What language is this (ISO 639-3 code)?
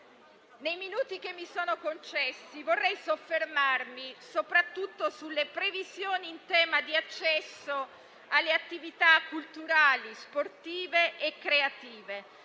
ita